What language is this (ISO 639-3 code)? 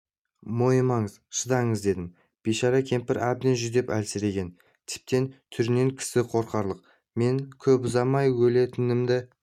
kaz